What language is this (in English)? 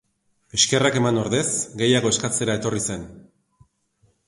Basque